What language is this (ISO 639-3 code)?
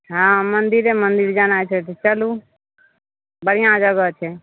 mai